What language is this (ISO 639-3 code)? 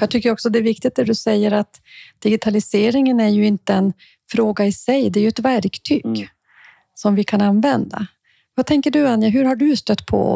swe